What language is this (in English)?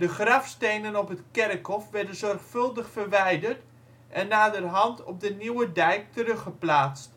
Dutch